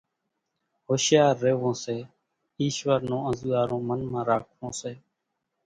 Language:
Kachi Koli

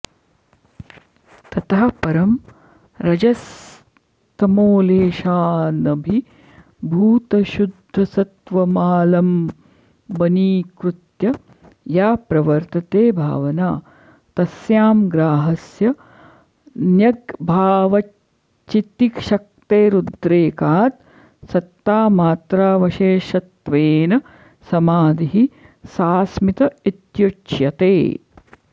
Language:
Sanskrit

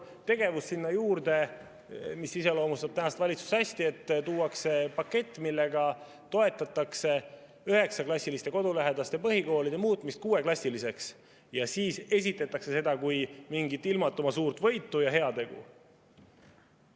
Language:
Estonian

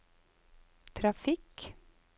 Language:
Norwegian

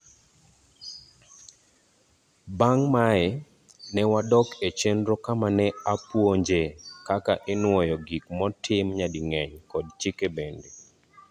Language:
Luo (Kenya and Tanzania)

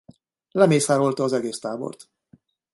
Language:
Hungarian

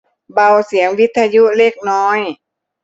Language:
Thai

